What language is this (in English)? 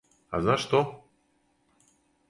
Serbian